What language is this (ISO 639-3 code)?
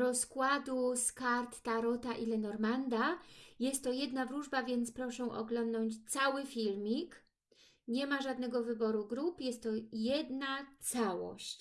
pol